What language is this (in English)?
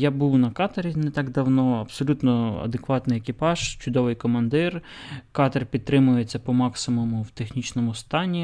Ukrainian